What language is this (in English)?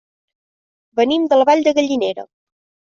Catalan